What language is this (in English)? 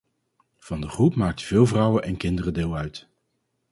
Dutch